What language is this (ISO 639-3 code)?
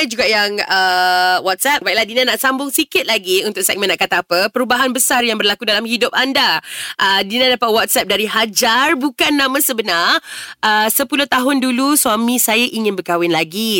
msa